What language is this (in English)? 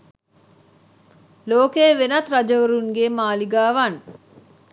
Sinhala